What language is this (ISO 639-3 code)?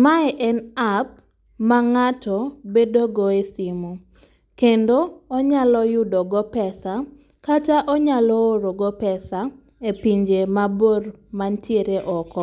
luo